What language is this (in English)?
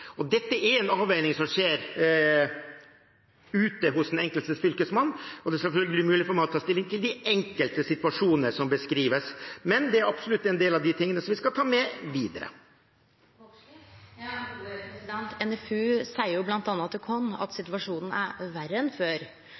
Norwegian